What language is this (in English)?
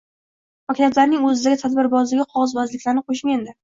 Uzbek